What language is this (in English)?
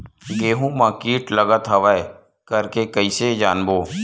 Chhattisgarhi